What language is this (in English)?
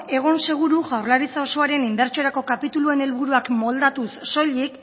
Basque